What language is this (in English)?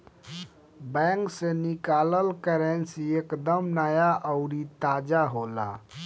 Bhojpuri